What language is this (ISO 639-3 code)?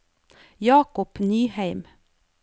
nor